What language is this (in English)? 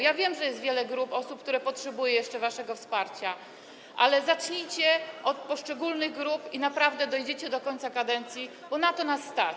Polish